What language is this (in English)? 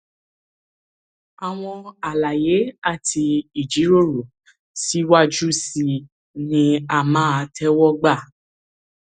Yoruba